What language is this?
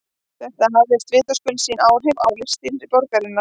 Icelandic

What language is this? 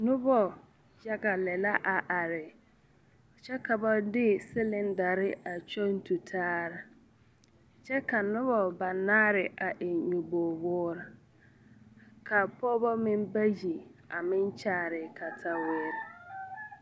Southern Dagaare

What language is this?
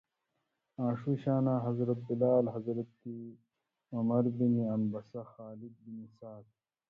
Indus Kohistani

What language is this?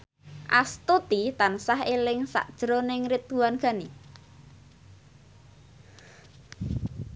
Javanese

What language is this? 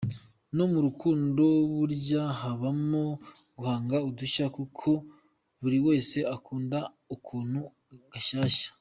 Kinyarwanda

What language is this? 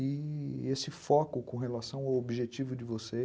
Portuguese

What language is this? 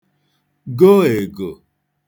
Igbo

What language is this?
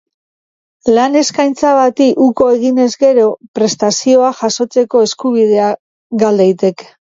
Basque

